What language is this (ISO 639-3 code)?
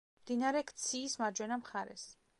kat